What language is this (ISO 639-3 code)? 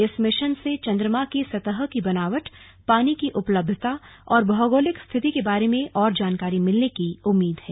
hin